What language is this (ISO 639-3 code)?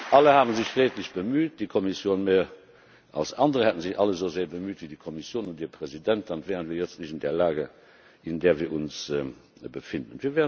deu